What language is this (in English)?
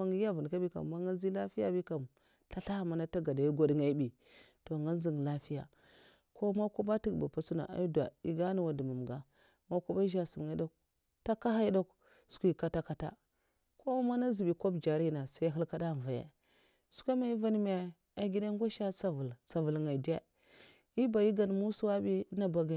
Mafa